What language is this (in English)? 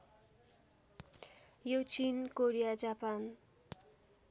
Nepali